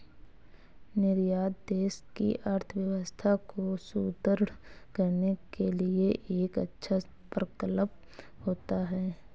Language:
Hindi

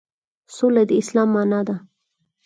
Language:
Pashto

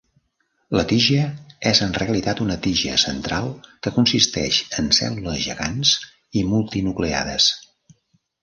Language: Catalan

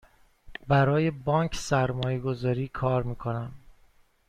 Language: Persian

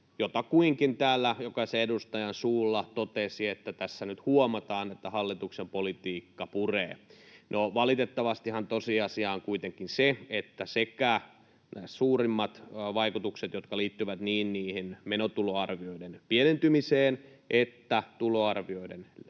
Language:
Finnish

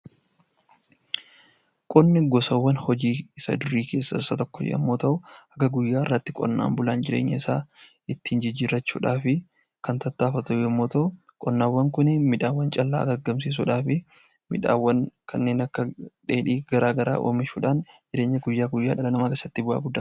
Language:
Oromo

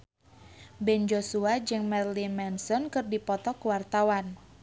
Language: Sundanese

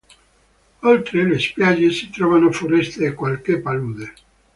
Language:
Italian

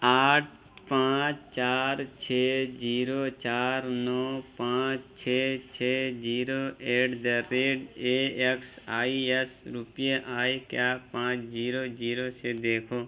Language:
Urdu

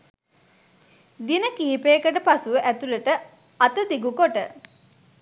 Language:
Sinhala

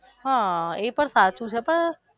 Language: Gujarati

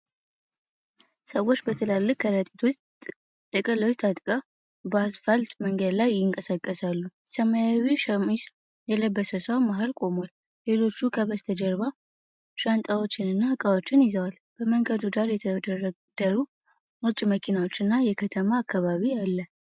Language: Amharic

